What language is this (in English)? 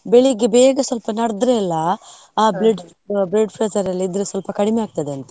Kannada